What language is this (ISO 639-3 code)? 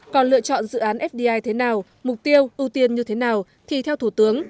vie